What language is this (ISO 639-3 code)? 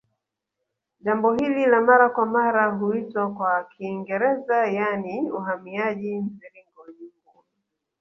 swa